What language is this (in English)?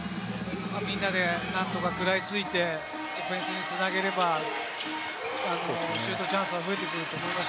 Japanese